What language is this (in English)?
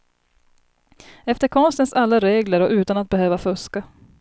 Swedish